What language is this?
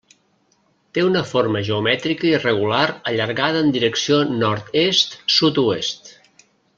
Catalan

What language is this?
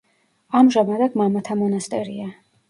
Georgian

